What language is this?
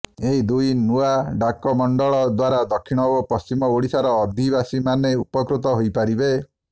Odia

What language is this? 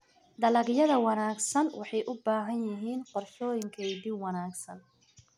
Somali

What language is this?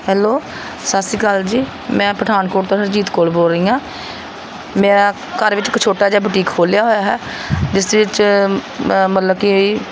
Punjabi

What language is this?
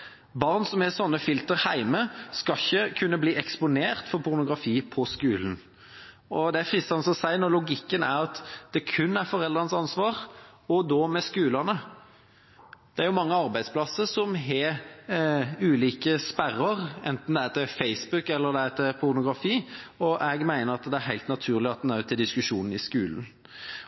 Norwegian Bokmål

